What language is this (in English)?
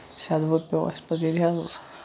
Kashmiri